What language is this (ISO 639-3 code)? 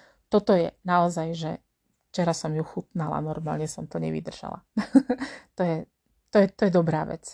slk